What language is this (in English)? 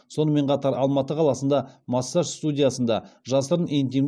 Kazakh